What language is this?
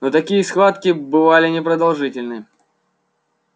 Russian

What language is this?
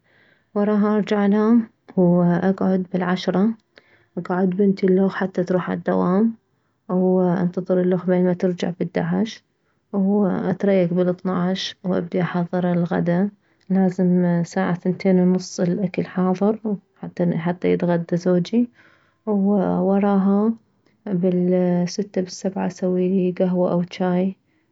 Mesopotamian Arabic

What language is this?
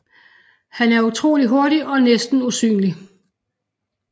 Danish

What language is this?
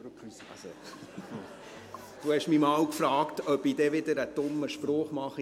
Swiss German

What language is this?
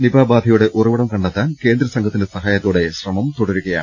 Malayalam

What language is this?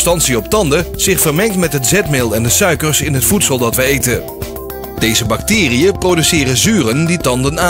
Dutch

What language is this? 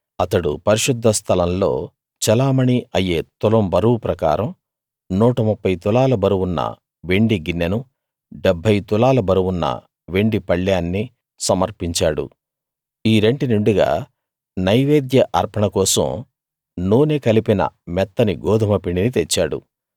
Telugu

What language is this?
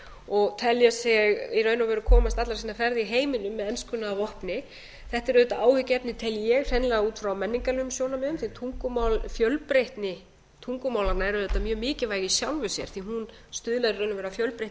Icelandic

